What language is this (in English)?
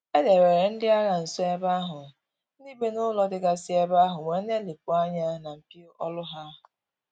Igbo